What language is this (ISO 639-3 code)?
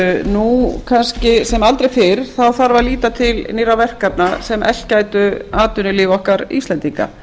isl